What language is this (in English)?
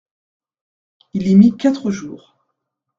French